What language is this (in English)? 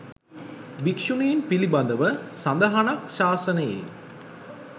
Sinhala